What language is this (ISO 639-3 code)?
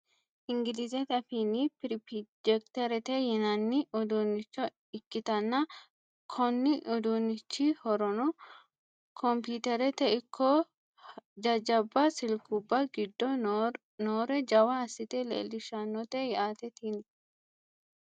sid